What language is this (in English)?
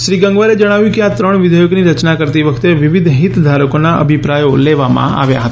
Gujarati